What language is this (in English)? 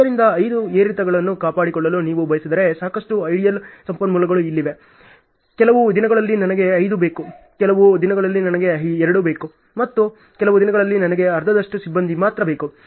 Kannada